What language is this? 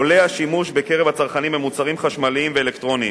Hebrew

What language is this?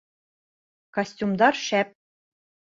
Bashkir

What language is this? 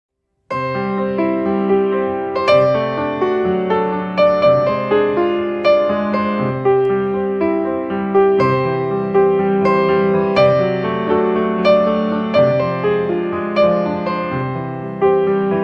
Spanish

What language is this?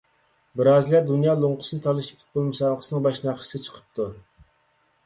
Uyghur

